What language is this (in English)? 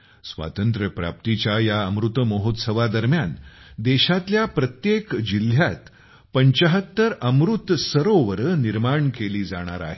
Marathi